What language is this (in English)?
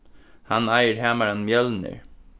Faroese